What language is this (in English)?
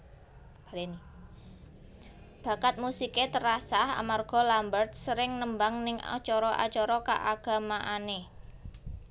Javanese